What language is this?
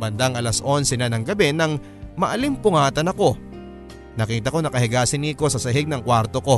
Filipino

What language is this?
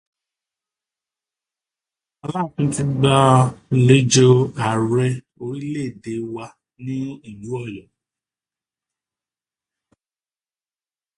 Yoruba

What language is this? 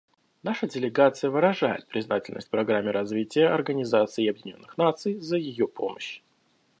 Russian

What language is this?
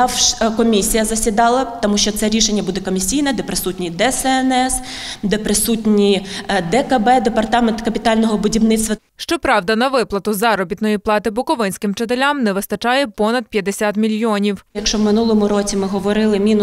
Ukrainian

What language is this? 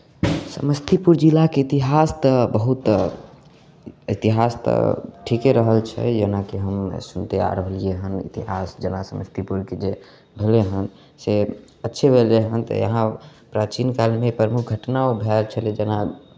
Maithili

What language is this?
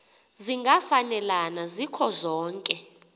Xhosa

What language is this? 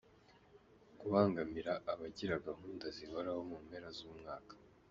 Kinyarwanda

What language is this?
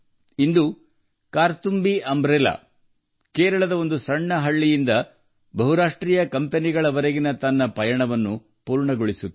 Kannada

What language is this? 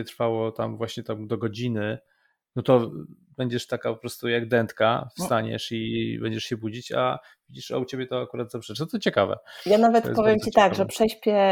Polish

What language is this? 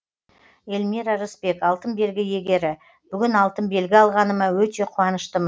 Kazakh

